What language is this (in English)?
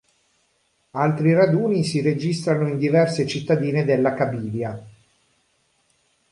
Italian